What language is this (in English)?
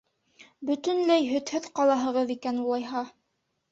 Bashkir